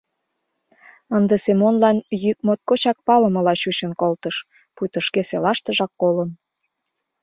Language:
Mari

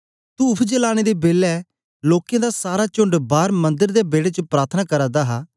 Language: Dogri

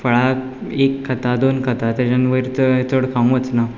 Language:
Konkani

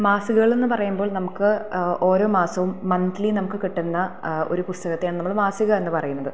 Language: Malayalam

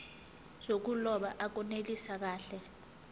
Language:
Zulu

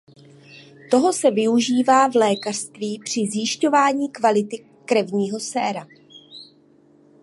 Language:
Czech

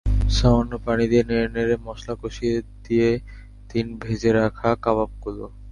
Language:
Bangla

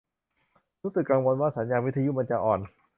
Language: Thai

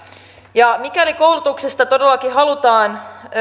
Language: Finnish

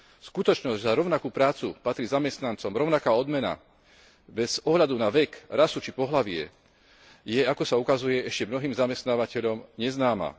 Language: Slovak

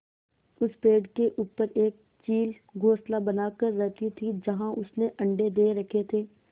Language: Hindi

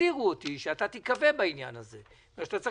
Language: Hebrew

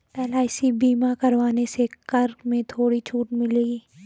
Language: Hindi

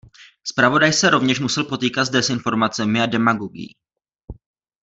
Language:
Czech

